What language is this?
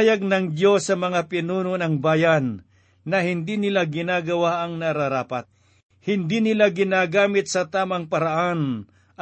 Filipino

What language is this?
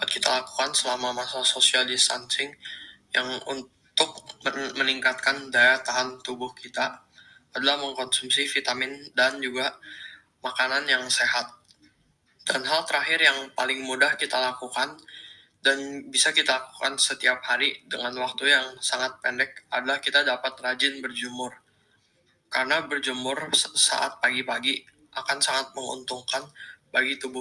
Indonesian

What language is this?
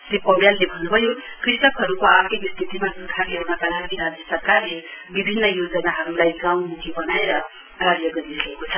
Nepali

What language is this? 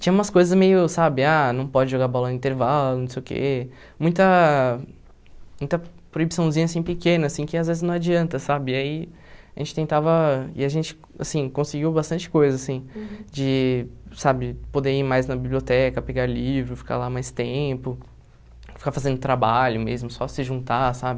Portuguese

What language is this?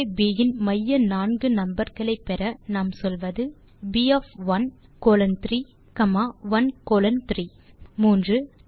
Tamil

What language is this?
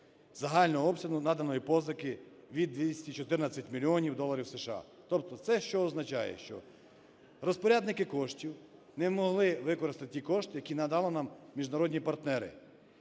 Ukrainian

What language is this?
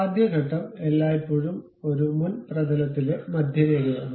Malayalam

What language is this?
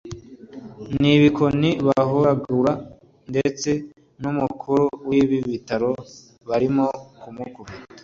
Kinyarwanda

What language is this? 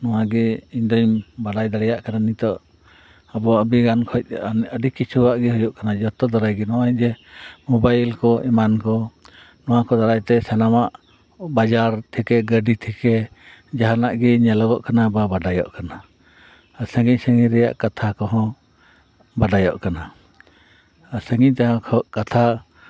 Santali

